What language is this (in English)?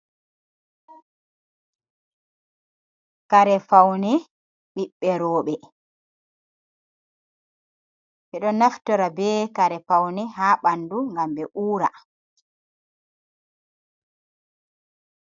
Fula